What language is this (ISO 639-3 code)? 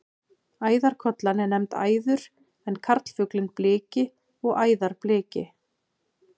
isl